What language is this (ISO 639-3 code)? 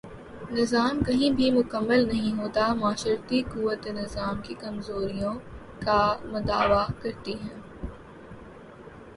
urd